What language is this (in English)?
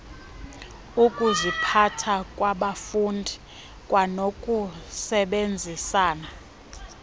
Xhosa